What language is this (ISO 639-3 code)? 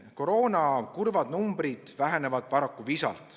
est